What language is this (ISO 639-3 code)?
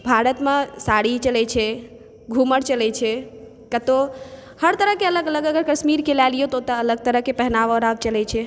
mai